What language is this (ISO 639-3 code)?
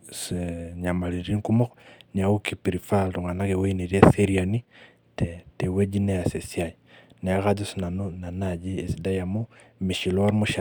mas